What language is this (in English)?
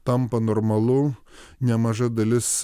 Lithuanian